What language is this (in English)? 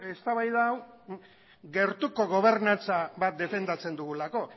Basque